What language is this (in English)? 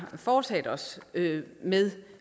Danish